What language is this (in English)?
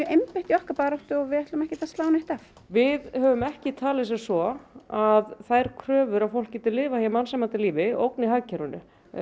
Icelandic